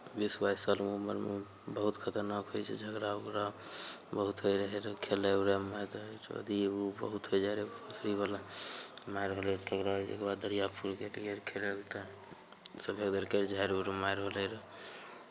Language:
Maithili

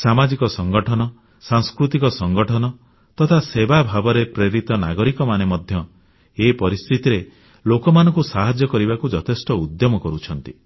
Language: Odia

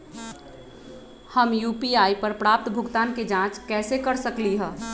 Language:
Magahi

